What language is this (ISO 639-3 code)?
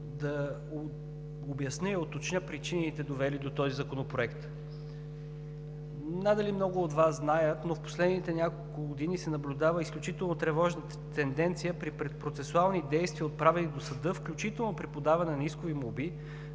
bul